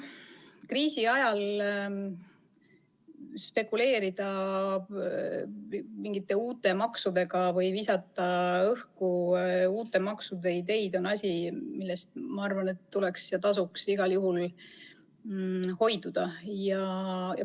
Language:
Estonian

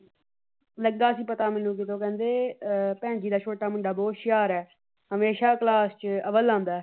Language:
Punjabi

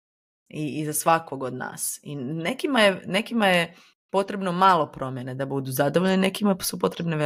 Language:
Croatian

